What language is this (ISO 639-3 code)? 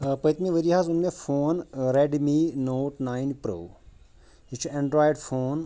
kas